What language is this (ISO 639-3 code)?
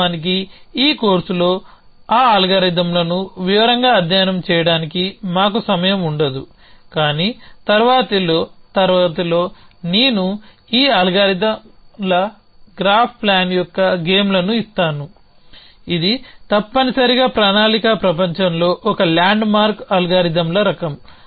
tel